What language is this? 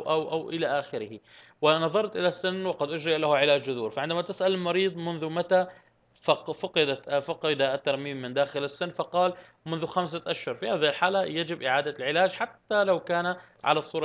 Arabic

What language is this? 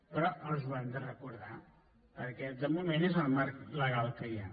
Catalan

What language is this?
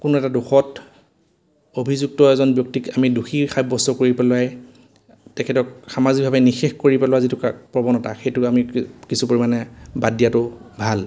Assamese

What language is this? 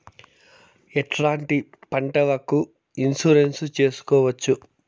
Telugu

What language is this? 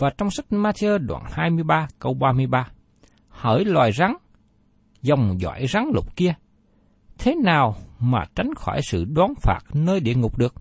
Vietnamese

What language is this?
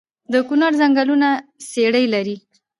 Pashto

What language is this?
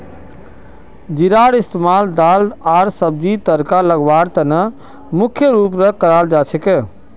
Magahi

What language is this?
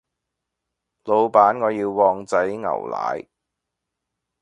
Cantonese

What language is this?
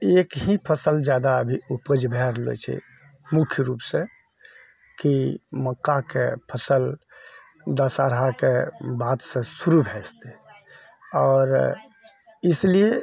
Maithili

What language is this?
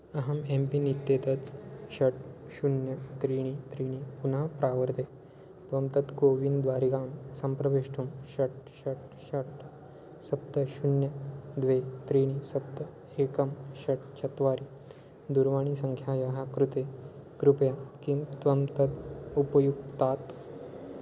Sanskrit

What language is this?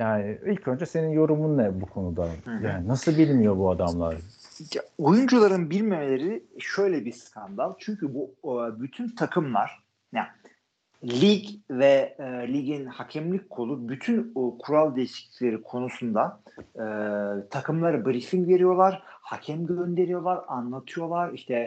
Turkish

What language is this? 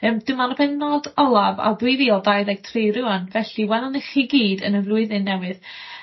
Welsh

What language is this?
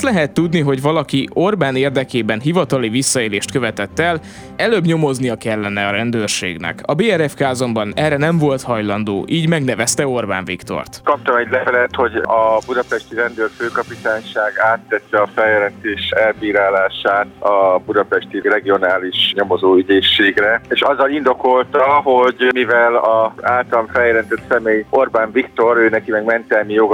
Hungarian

